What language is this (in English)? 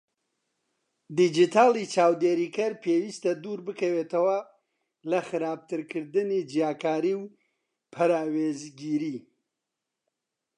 Central Kurdish